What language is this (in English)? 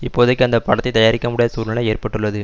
Tamil